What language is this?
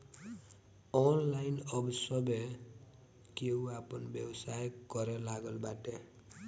Bhojpuri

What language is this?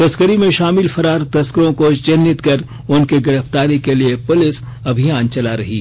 Hindi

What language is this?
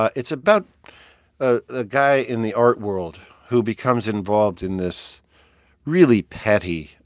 English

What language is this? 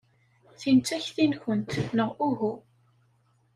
Kabyle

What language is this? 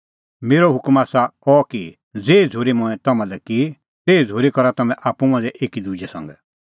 Kullu Pahari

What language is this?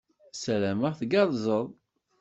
Kabyle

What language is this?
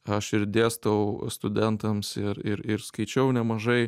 Lithuanian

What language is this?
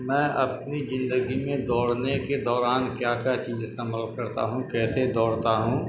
Urdu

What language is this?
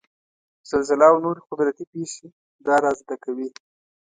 Pashto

